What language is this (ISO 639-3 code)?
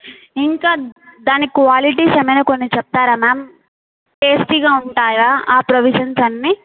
tel